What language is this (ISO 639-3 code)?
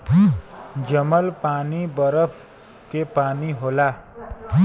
bho